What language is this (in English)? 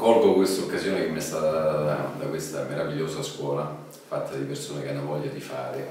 Italian